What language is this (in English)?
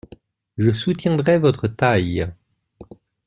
French